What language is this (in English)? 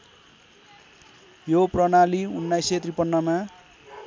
Nepali